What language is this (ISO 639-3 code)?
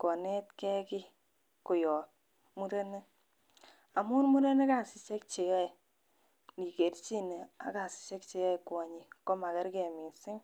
kln